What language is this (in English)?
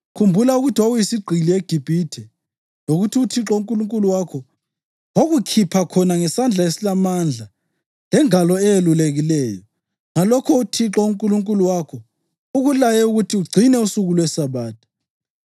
North Ndebele